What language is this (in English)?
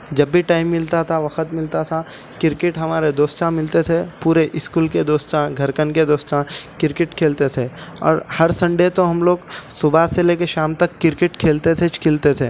Urdu